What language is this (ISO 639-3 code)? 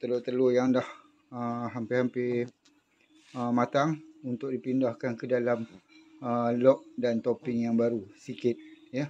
msa